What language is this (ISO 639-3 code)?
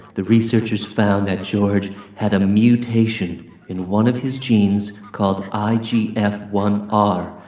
eng